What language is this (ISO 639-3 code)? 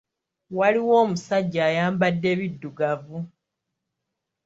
lug